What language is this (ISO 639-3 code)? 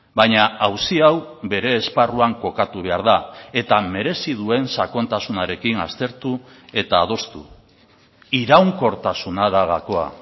eus